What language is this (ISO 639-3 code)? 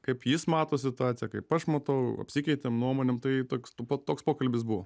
lit